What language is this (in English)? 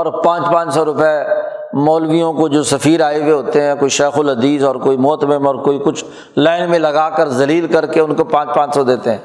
Urdu